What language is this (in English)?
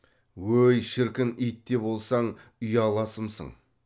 Kazakh